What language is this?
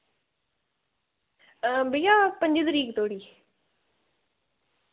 Dogri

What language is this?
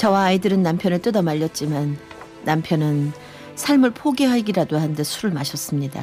Korean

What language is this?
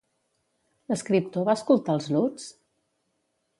Catalan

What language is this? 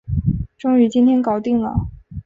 Chinese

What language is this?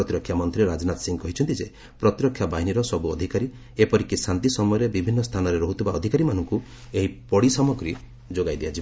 Odia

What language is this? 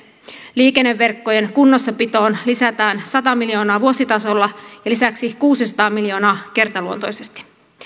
Finnish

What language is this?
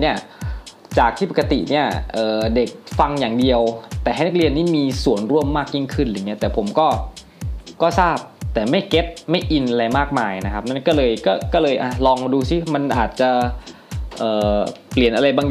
Thai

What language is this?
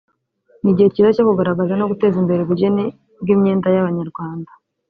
Kinyarwanda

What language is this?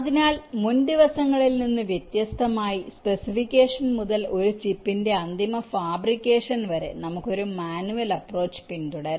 Malayalam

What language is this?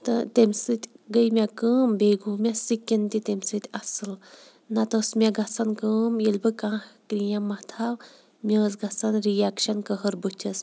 Kashmiri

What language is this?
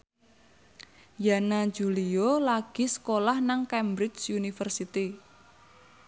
Javanese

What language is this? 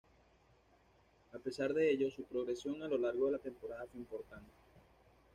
Spanish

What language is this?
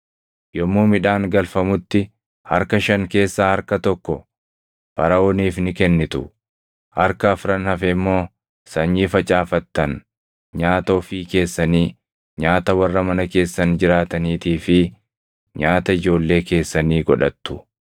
Oromo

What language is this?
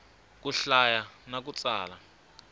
Tsonga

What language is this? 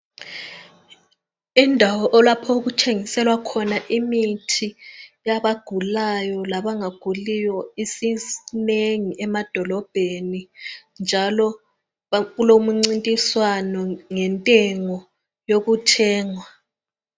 North Ndebele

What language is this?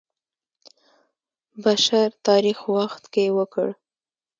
Pashto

